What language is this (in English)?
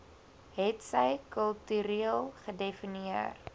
Afrikaans